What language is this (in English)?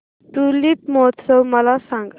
Marathi